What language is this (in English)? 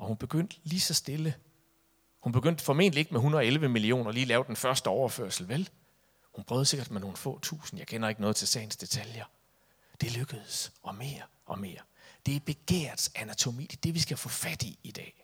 Danish